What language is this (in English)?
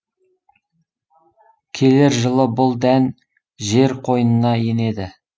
Kazakh